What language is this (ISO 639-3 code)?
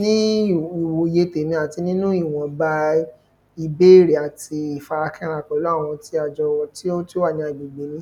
yor